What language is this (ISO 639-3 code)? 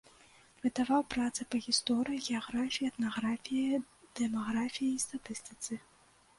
bel